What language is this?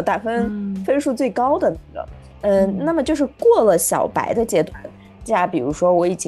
Chinese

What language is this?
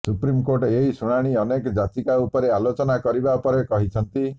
Odia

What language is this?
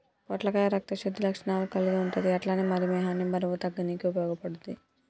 Telugu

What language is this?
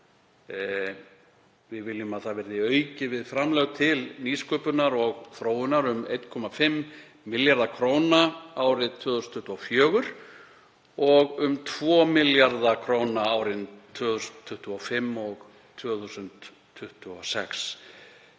Icelandic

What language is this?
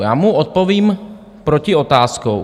Czech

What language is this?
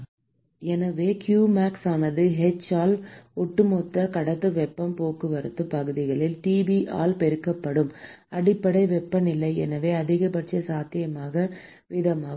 Tamil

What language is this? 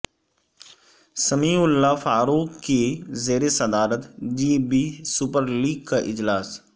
Urdu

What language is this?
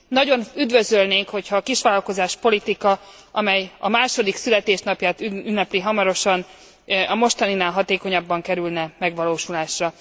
Hungarian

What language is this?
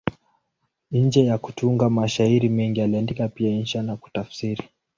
Swahili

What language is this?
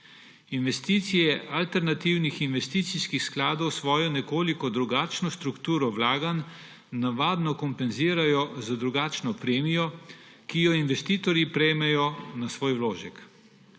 Slovenian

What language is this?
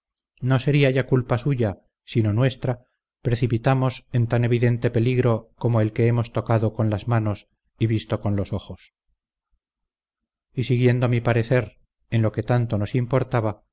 Spanish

